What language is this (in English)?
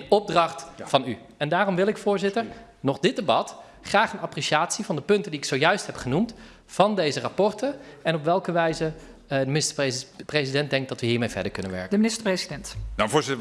Dutch